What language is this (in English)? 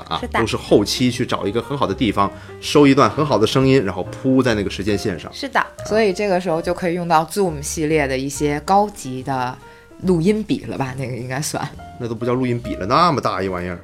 Chinese